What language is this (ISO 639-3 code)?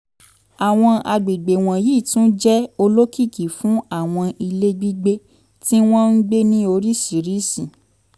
yor